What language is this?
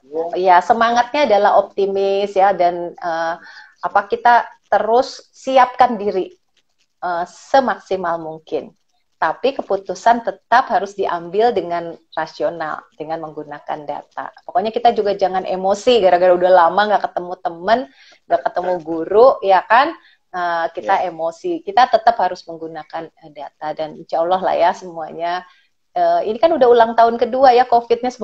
Indonesian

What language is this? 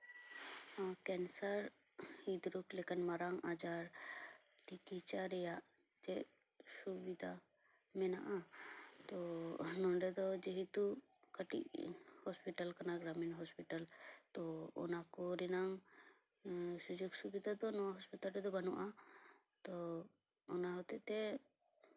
Santali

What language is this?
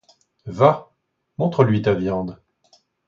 French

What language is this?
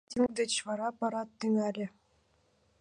Mari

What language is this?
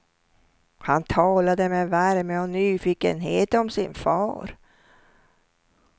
Swedish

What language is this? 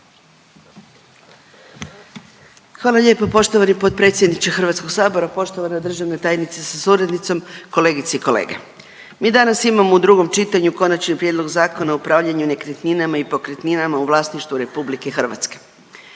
Croatian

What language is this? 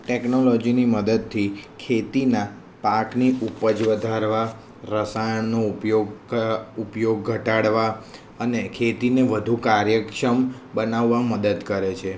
Gujarati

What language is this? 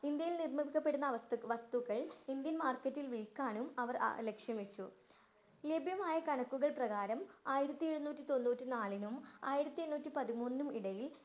Malayalam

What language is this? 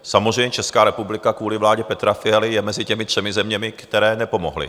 Czech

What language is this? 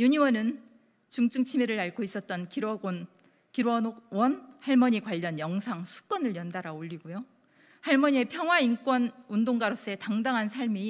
Korean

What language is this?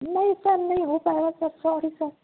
Urdu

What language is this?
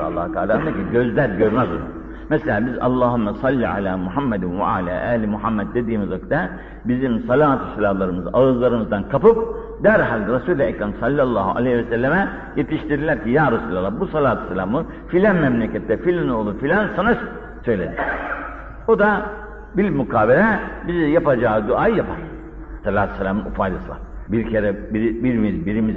Turkish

